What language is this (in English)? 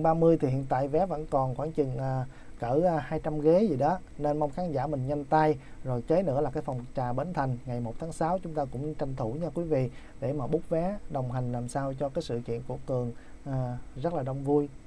Vietnamese